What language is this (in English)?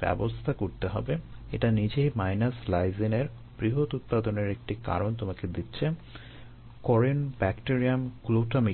Bangla